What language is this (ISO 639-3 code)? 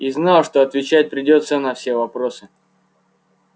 rus